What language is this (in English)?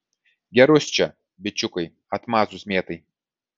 Lithuanian